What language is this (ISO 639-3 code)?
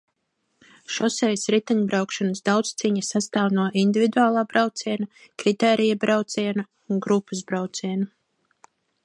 lav